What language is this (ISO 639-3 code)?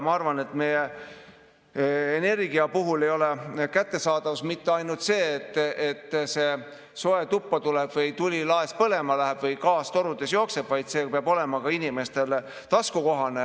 est